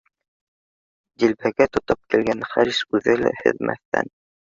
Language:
Bashkir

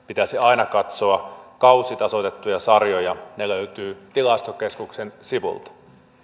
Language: Finnish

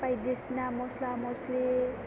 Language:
Bodo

